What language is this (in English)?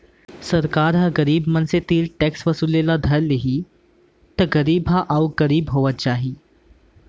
Chhattisgarhi